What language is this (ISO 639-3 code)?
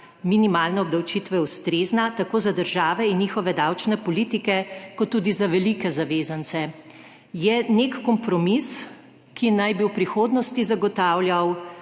slv